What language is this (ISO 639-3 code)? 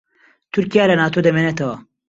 ckb